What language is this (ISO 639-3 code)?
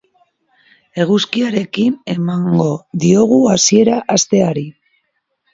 eus